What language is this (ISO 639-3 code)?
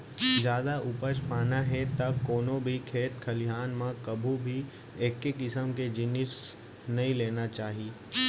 hne